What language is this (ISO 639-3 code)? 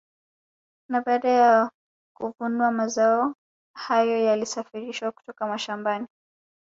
swa